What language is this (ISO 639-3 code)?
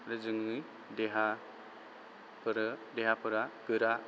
brx